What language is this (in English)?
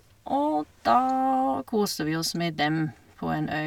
Norwegian